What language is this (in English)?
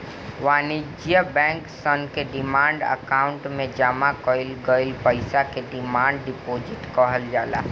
Bhojpuri